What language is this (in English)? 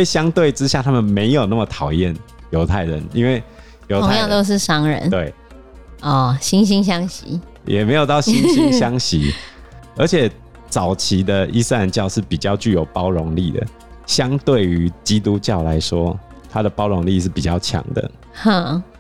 Chinese